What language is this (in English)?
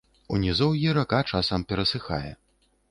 Belarusian